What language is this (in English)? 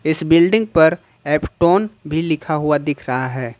Hindi